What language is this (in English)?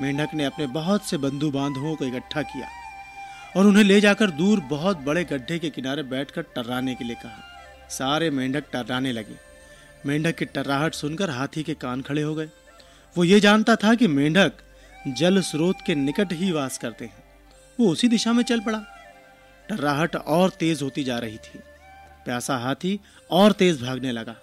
Hindi